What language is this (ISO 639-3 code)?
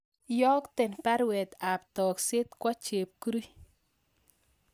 kln